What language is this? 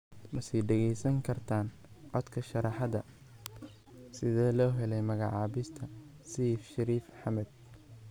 Somali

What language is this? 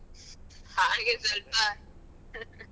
Kannada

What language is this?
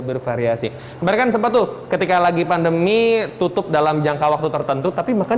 Indonesian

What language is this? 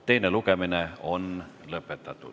Estonian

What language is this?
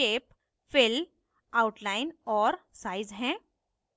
Hindi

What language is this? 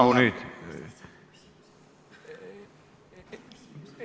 Estonian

